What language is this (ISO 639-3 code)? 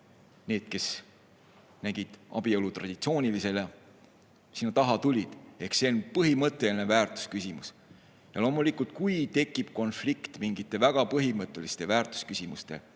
est